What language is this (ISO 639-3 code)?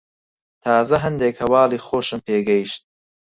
ckb